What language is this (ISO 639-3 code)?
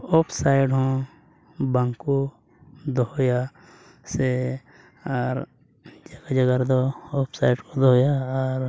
sat